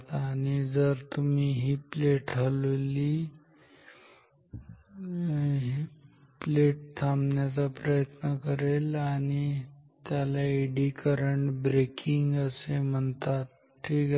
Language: Marathi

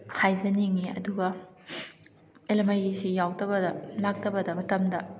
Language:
Manipuri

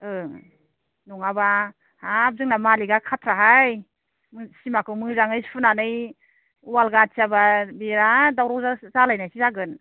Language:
Bodo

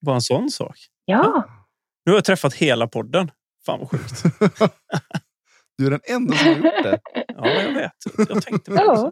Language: Swedish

